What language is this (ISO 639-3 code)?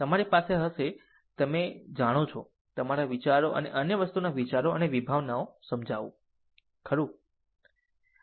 guj